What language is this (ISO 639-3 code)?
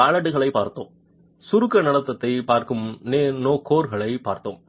tam